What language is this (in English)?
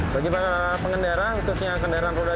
Indonesian